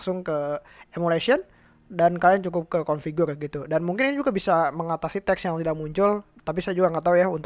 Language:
Indonesian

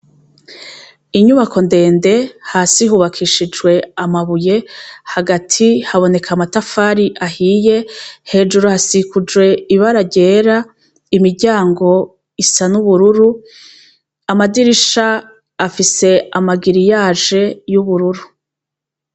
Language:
Rundi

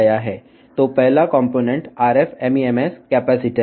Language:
Telugu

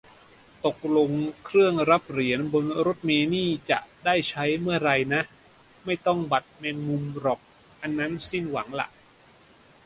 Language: Thai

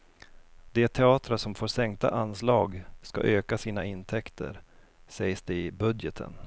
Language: Swedish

